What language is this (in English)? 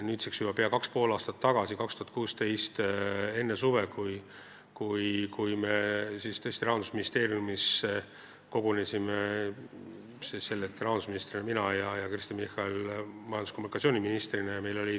Estonian